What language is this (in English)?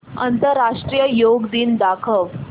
Marathi